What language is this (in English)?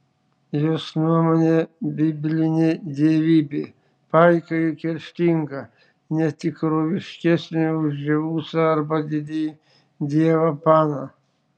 Lithuanian